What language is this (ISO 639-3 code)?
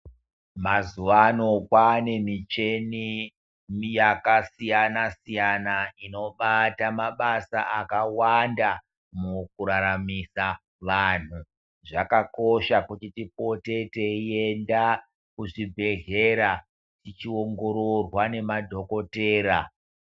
ndc